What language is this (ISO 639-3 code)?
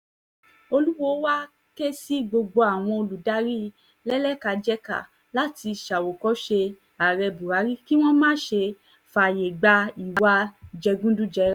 yor